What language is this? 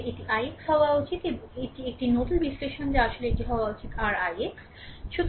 Bangla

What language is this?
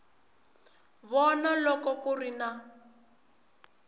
Tsonga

